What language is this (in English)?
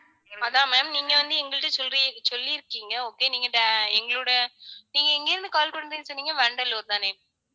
Tamil